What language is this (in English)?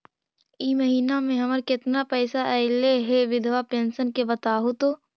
Magahi